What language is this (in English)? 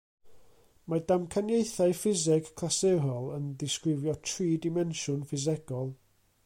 Welsh